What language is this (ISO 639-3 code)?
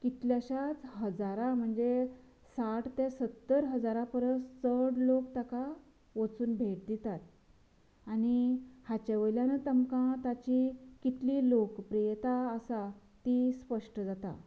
kok